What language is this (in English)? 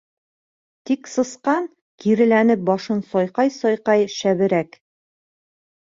Bashkir